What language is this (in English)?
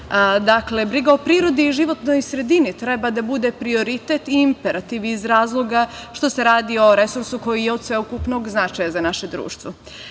Serbian